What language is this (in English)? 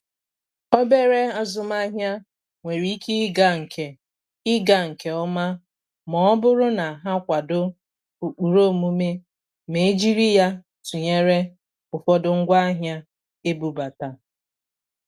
Igbo